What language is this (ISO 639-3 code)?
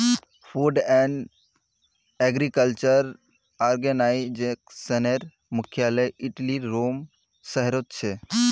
mag